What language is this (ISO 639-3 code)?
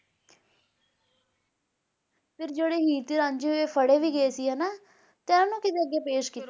pan